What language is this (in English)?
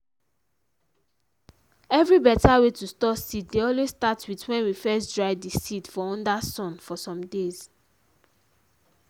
Nigerian Pidgin